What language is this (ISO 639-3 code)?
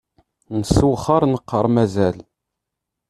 kab